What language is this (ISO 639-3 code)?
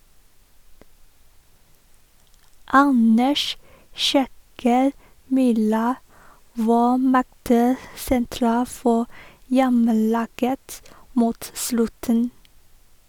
nor